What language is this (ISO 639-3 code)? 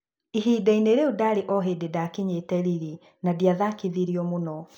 kik